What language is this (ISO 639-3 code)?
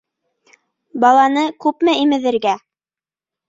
bak